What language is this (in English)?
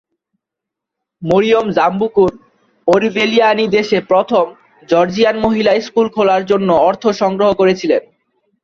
Bangla